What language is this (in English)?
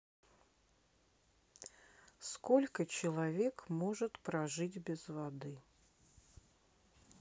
Russian